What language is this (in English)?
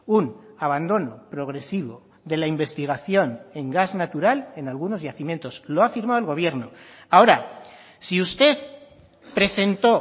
Spanish